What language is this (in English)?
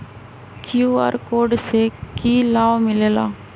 Magahi